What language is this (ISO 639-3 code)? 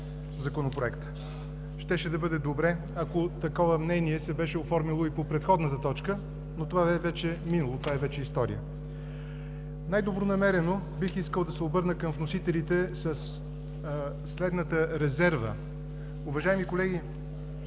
bul